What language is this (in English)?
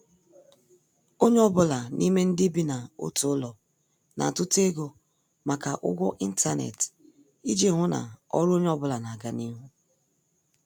Igbo